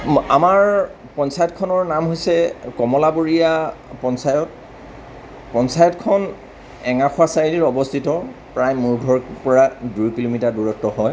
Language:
Assamese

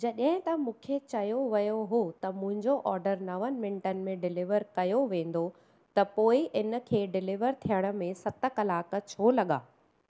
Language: Sindhi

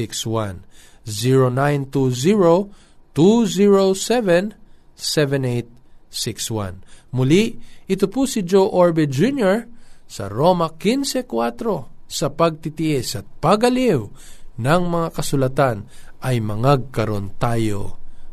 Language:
Filipino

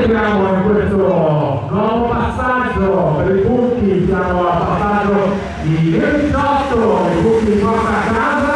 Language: Italian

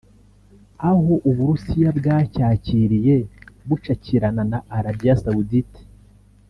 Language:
Kinyarwanda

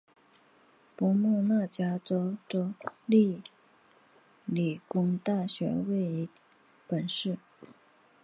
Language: Chinese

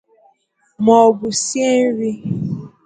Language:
Igbo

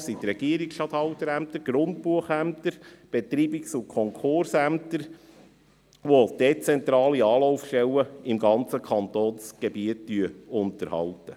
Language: Swiss German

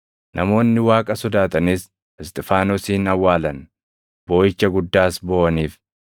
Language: Oromo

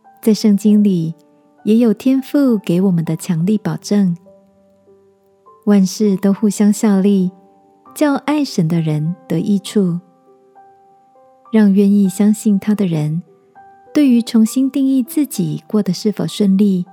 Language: Chinese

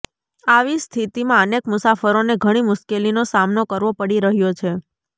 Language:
Gujarati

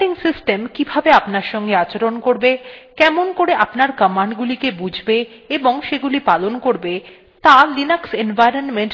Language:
Bangla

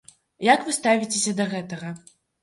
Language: Belarusian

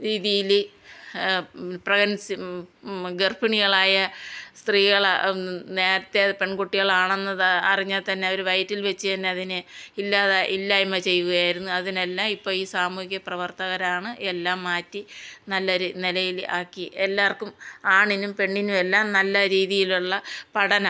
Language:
Malayalam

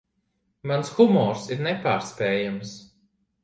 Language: Latvian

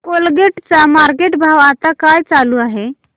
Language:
Marathi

